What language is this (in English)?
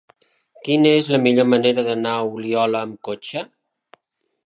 Catalan